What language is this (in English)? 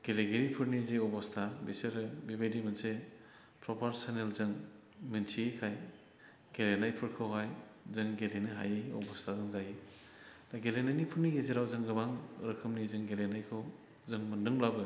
Bodo